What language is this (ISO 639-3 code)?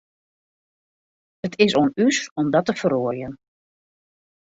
fry